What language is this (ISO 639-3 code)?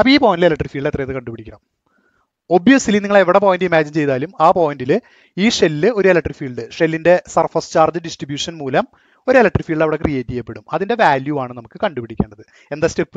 tur